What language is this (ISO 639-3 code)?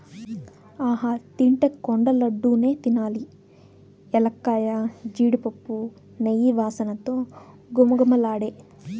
tel